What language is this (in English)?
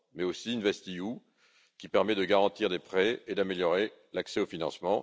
French